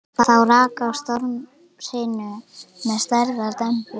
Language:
Icelandic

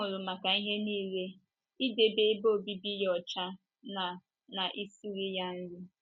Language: Igbo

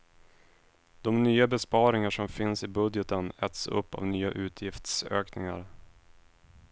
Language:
Swedish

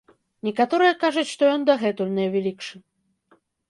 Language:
Belarusian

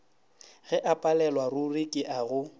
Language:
Northern Sotho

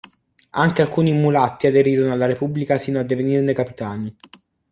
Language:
Italian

